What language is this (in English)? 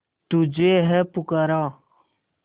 Hindi